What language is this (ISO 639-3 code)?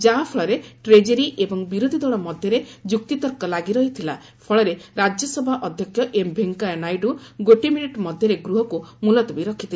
ori